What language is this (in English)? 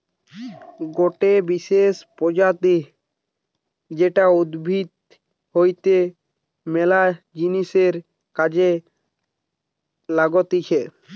Bangla